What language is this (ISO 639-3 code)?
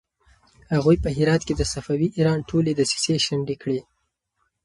pus